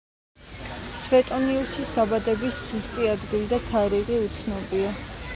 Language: Georgian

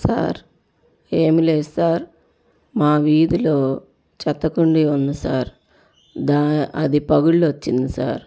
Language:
Telugu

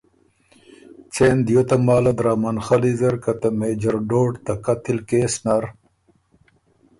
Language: Ormuri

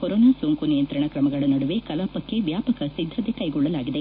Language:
Kannada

